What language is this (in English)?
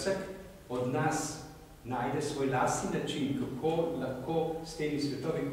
Romanian